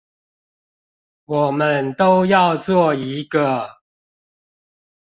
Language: Chinese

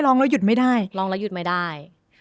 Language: Thai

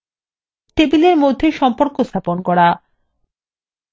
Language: Bangla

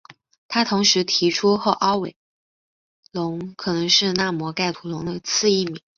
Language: Chinese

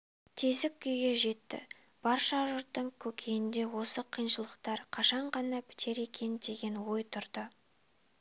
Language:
Kazakh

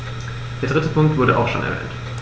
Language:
German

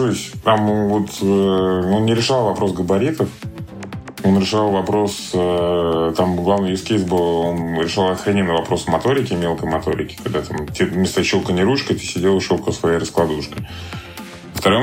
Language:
Russian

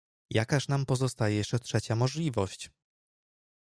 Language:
Polish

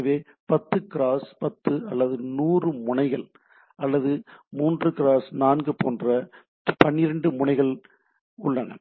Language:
Tamil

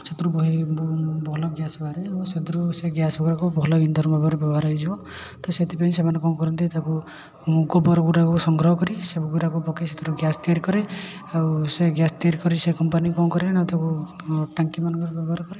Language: Odia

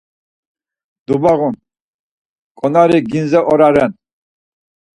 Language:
Laz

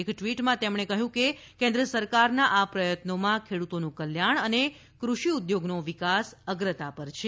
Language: Gujarati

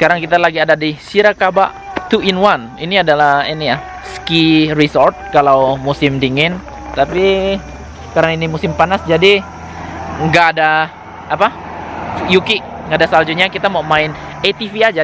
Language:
Indonesian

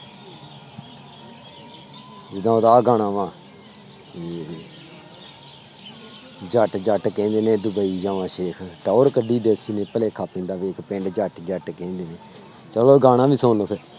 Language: Punjabi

